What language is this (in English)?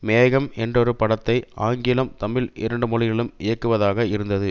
Tamil